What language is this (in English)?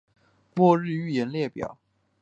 Chinese